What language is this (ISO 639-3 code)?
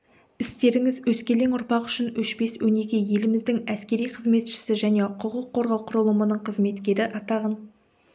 kaz